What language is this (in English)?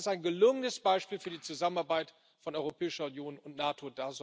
German